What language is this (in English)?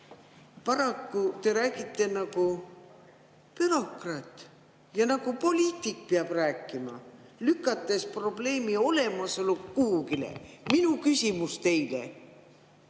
Estonian